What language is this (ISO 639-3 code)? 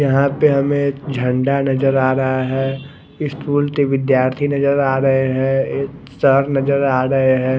hin